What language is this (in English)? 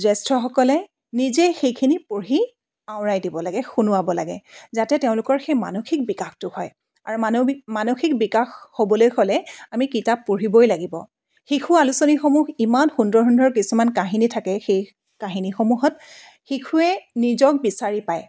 Assamese